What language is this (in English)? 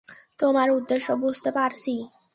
Bangla